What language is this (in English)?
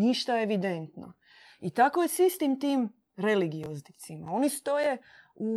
Croatian